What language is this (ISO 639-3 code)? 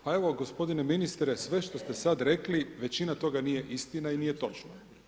hrv